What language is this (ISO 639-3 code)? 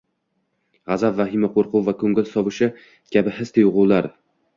uzb